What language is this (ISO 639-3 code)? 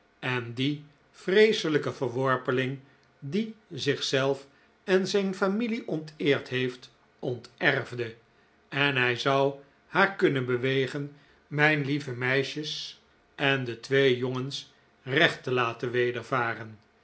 nld